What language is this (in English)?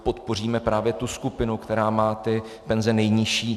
Czech